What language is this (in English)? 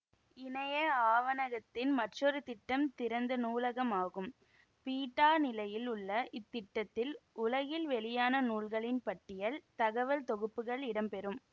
Tamil